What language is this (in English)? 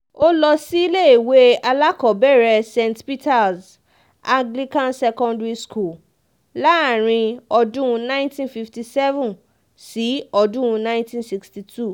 Yoruba